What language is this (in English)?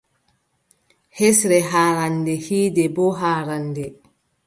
Adamawa Fulfulde